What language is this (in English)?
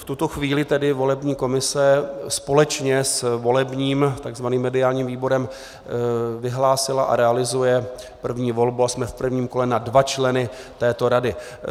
Czech